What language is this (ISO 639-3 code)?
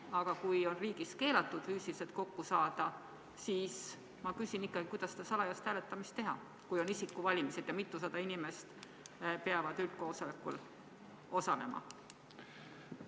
est